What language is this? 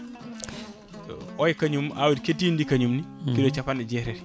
Fula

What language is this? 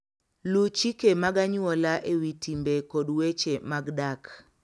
Luo (Kenya and Tanzania)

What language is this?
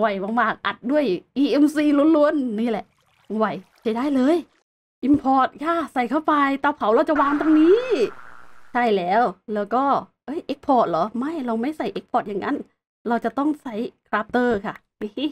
Thai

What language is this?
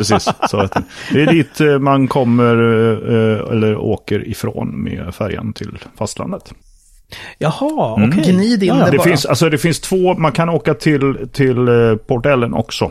Swedish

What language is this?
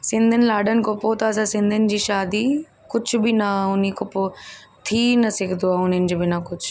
Sindhi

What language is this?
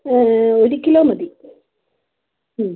Malayalam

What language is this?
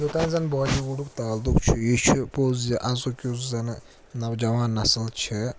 Kashmiri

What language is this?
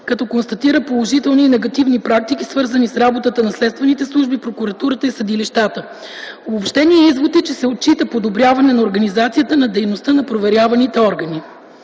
Bulgarian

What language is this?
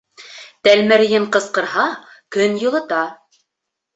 Bashkir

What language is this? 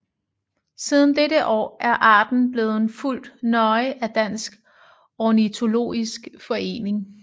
Danish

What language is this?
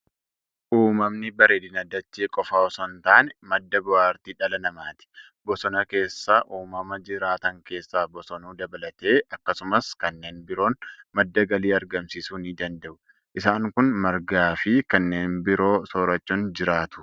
Oromo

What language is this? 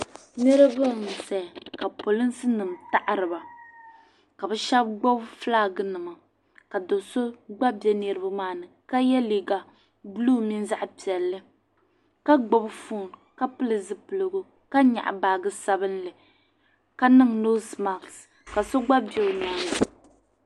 Dagbani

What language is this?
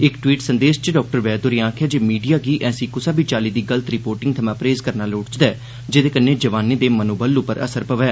Dogri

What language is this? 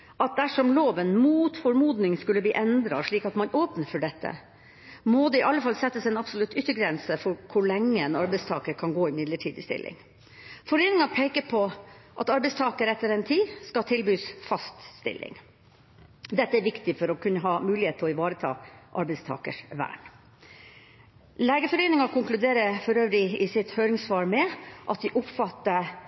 Norwegian Bokmål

